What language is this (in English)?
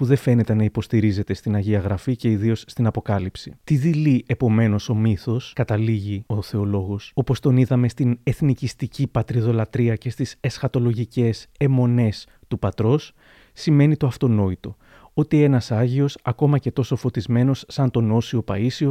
Greek